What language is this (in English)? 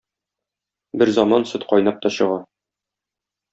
Tatar